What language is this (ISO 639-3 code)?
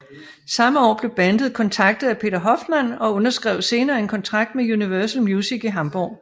dan